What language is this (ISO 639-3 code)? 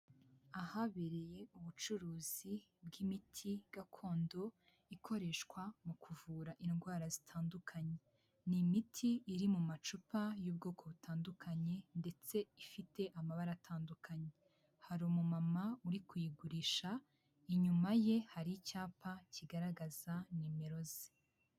kin